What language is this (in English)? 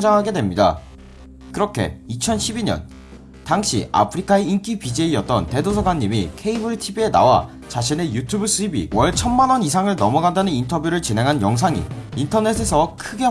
Korean